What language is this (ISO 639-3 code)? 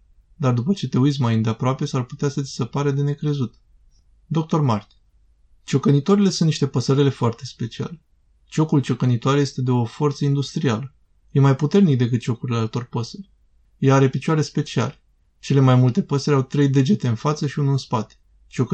ron